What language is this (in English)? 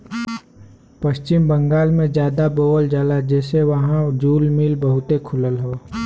Bhojpuri